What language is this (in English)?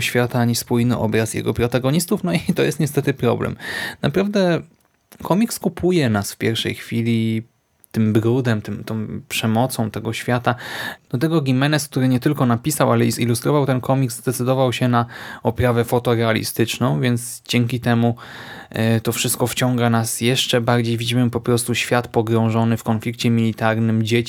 Polish